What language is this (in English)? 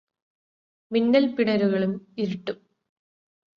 Malayalam